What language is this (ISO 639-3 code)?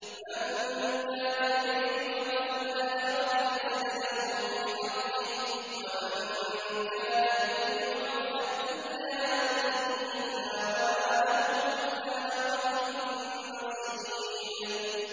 ara